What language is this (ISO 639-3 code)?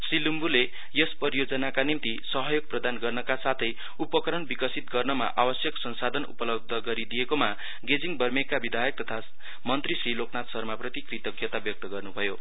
nep